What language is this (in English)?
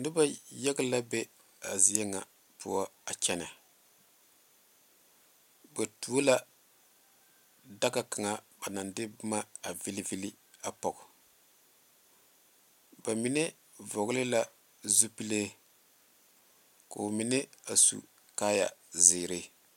Southern Dagaare